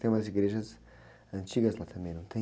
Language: Portuguese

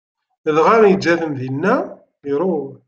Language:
Kabyle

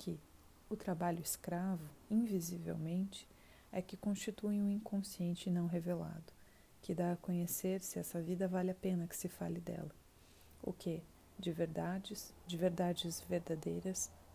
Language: Portuguese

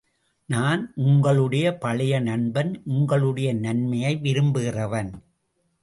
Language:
Tamil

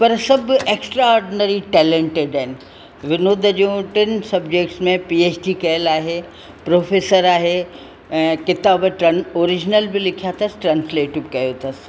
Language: Sindhi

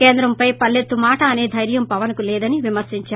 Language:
Telugu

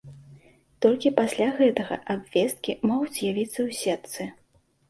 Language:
Belarusian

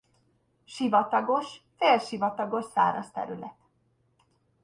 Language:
Hungarian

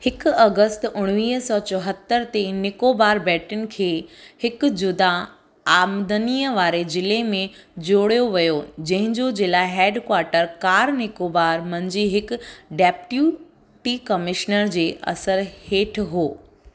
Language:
Sindhi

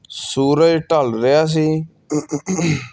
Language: Punjabi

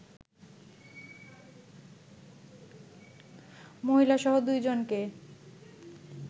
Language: Bangla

